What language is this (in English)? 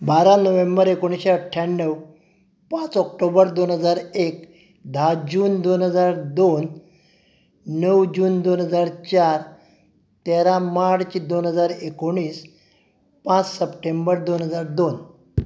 Konkani